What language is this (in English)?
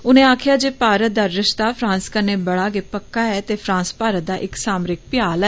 Dogri